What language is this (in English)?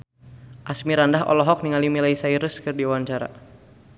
Sundanese